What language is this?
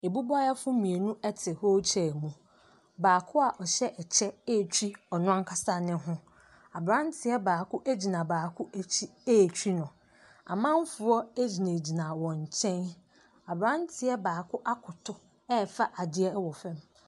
Akan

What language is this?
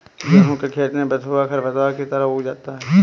Hindi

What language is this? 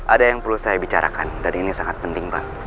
Indonesian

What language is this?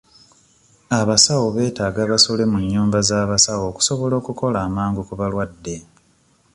Ganda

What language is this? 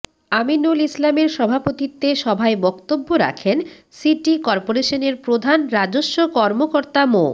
Bangla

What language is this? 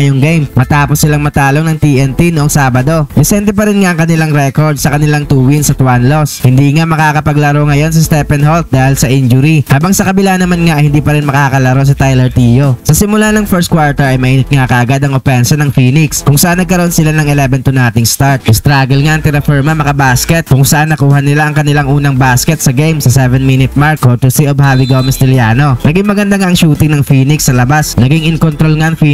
Filipino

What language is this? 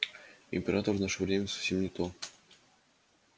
Russian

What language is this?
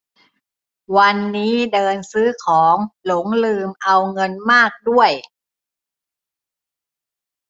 Thai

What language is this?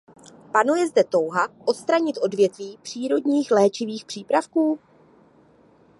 Czech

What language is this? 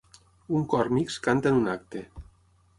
Catalan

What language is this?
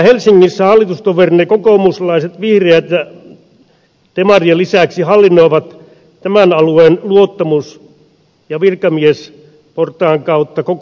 Finnish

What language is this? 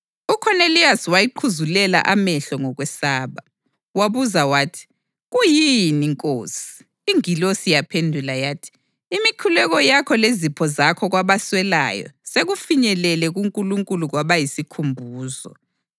North Ndebele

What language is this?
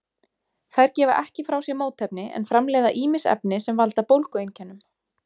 Icelandic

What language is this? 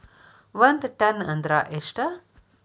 Kannada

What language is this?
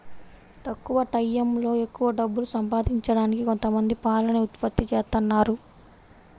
Telugu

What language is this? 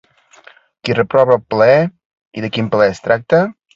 Catalan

